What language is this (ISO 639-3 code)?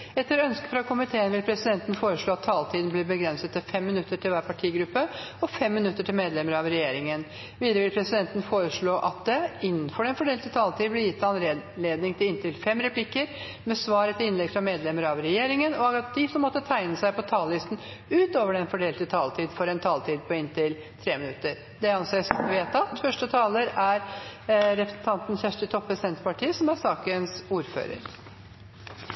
nor